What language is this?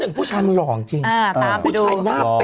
Thai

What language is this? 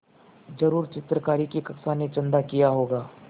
Hindi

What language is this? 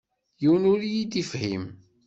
Kabyle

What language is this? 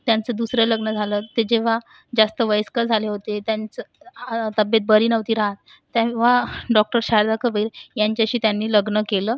Marathi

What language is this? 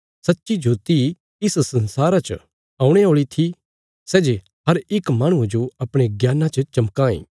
Bilaspuri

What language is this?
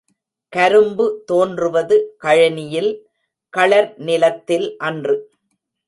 Tamil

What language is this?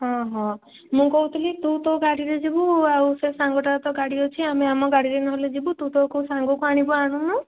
Odia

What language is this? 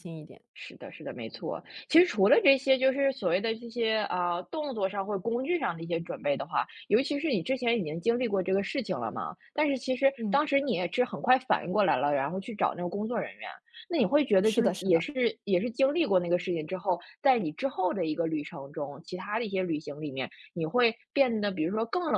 Chinese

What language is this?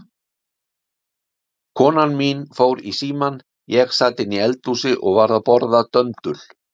Icelandic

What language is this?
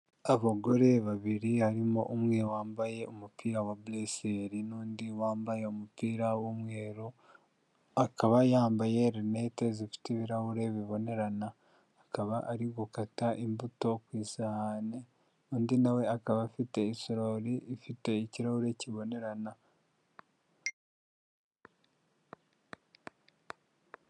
Kinyarwanda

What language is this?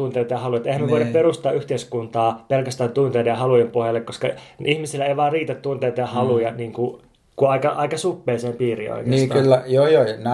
Finnish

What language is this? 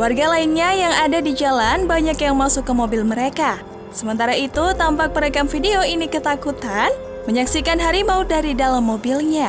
Indonesian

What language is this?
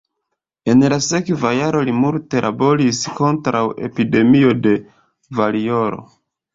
Esperanto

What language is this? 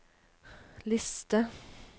Norwegian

